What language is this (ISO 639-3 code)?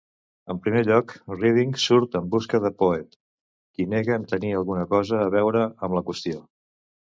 cat